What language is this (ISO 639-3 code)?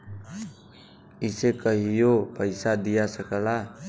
bho